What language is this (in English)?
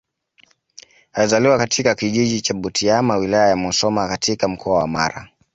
Swahili